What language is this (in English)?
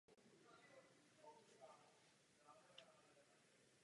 Czech